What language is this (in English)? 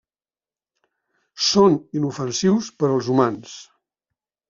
Catalan